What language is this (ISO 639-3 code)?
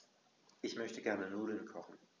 deu